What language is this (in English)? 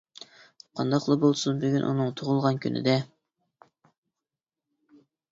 Uyghur